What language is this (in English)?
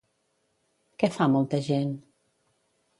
Catalan